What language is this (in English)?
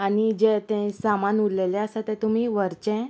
Konkani